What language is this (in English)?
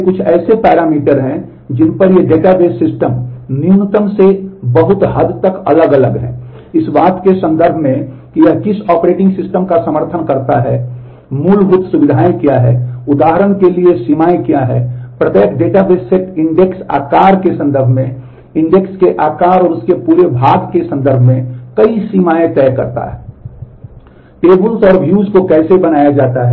Hindi